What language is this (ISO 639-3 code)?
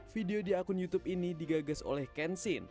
ind